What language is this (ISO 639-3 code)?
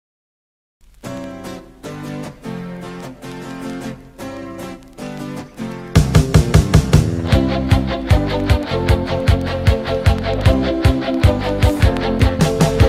tha